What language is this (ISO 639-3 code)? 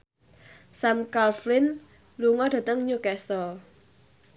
jav